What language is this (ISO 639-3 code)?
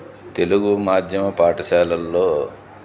tel